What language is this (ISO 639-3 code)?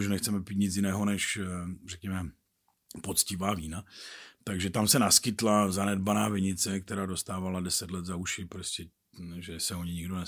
ces